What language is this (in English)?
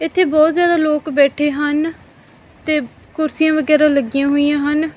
Punjabi